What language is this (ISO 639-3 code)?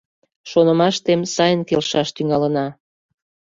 chm